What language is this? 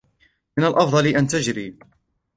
Arabic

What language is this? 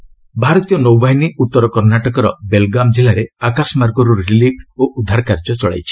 Odia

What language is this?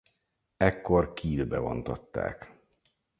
Hungarian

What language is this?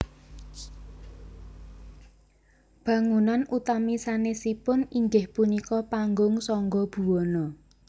Javanese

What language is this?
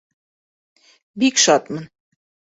Bashkir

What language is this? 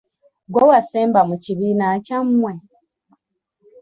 Ganda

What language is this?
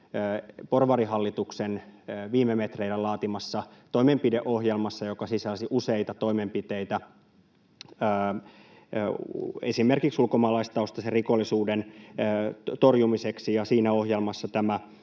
Finnish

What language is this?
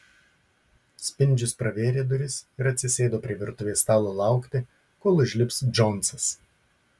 Lithuanian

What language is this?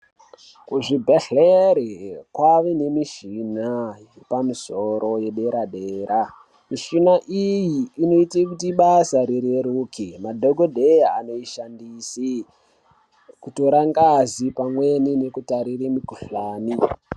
Ndau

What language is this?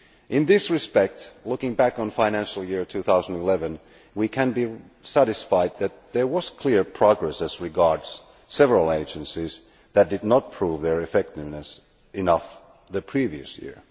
English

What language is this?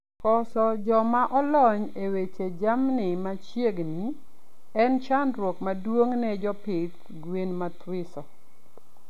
Luo (Kenya and Tanzania)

